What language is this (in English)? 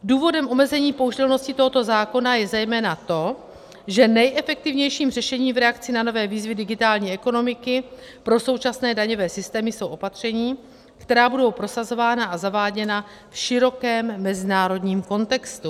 Czech